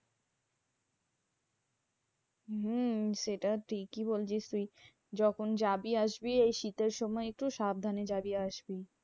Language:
Bangla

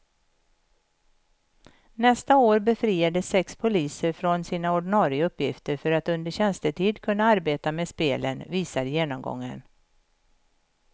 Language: Swedish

